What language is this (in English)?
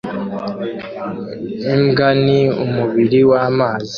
Kinyarwanda